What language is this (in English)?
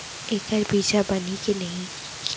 Chhattisgarhi